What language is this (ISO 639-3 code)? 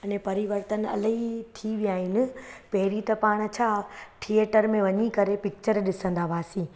snd